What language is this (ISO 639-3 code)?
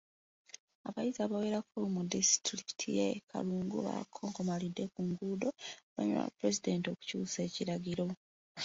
lug